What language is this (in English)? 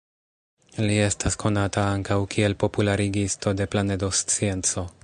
Esperanto